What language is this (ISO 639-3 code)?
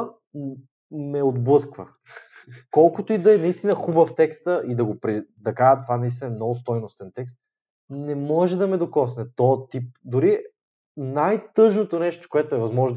bul